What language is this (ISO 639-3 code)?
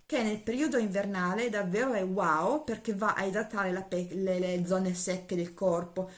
ita